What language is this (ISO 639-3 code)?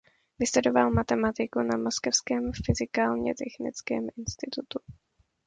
ces